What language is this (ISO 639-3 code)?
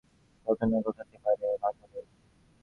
ben